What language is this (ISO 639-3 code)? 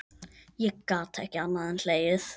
isl